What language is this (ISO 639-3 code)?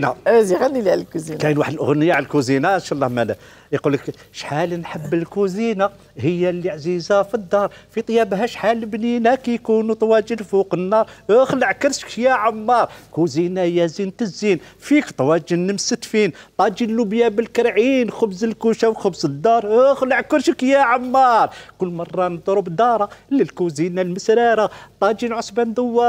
ara